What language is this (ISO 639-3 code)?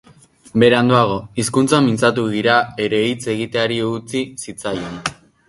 eus